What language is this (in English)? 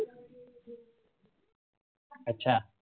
Marathi